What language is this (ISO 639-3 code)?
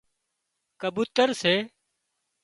kxp